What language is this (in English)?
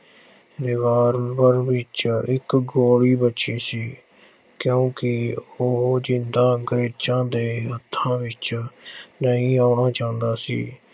Punjabi